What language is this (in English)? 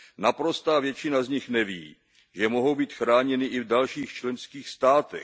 Czech